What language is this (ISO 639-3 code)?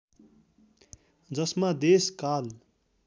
nep